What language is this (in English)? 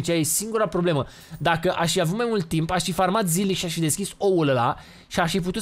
Romanian